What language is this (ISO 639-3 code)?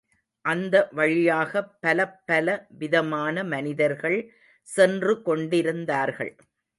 tam